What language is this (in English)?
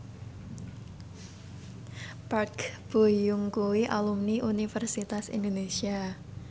Javanese